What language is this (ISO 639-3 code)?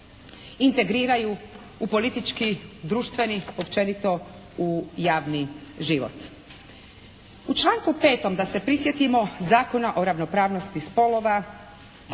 hrv